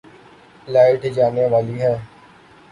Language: Urdu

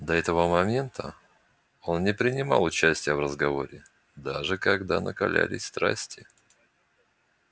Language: Russian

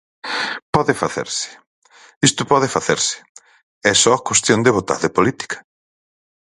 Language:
Galician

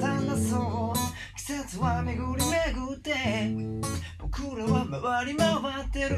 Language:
Japanese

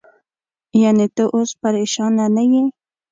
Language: Pashto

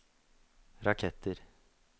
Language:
Norwegian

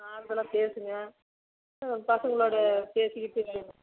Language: Tamil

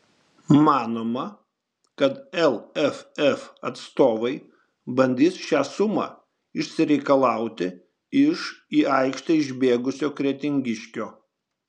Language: Lithuanian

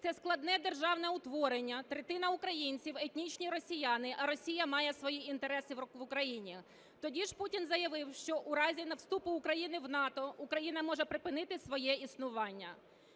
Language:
Ukrainian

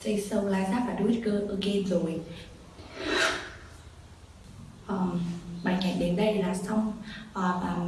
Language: Vietnamese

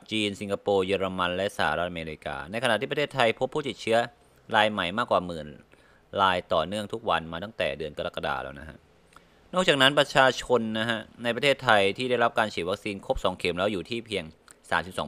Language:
Thai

